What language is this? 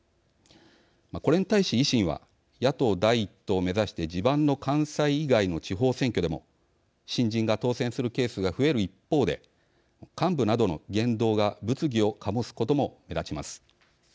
Japanese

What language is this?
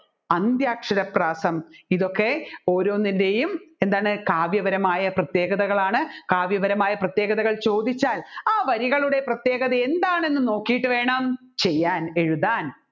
Malayalam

